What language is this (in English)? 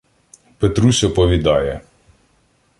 Ukrainian